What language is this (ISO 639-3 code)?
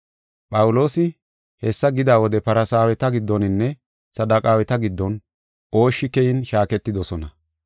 gof